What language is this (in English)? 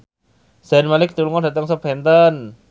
Javanese